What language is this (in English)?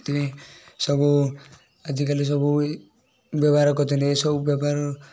Odia